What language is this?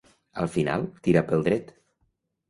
Catalan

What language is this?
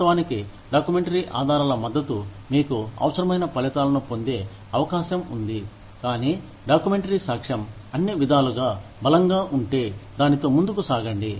Telugu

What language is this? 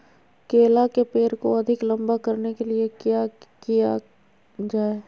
Magahi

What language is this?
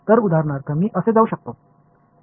Marathi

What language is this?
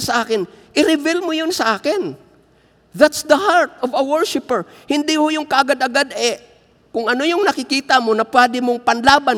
Filipino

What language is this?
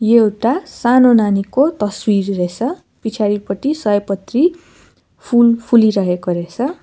Nepali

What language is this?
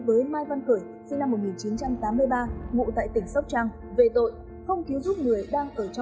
Vietnamese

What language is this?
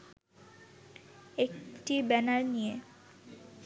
Bangla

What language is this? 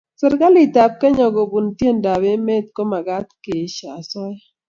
Kalenjin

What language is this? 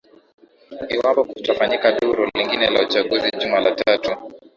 Swahili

